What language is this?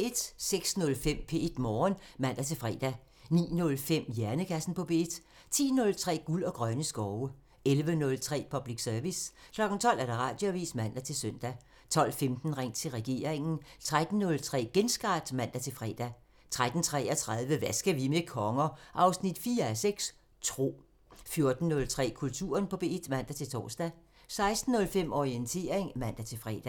Danish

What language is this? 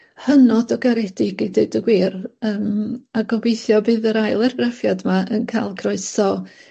Welsh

